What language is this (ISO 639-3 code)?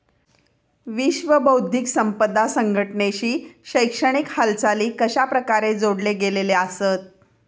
mar